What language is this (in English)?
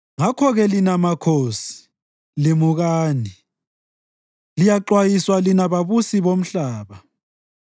North Ndebele